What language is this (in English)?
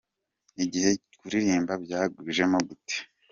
Kinyarwanda